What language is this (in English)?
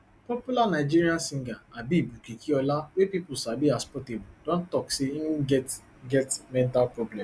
Nigerian Pidgin